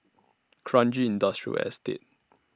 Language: English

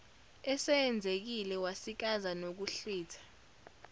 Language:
Zulu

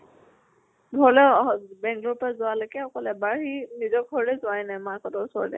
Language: Assamese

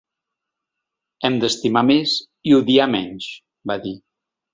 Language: Catalan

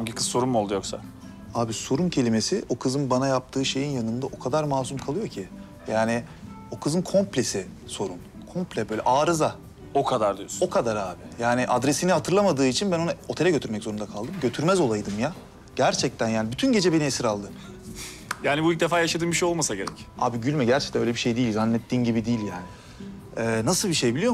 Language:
Turkish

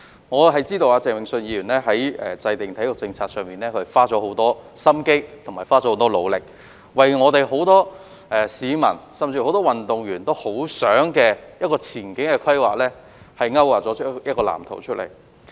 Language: Cantonese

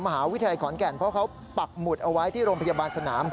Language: Thai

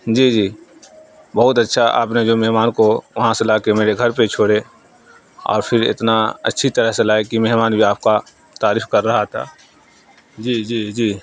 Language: Urdu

